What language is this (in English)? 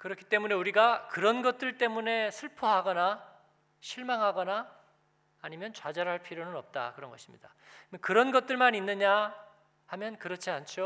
Korean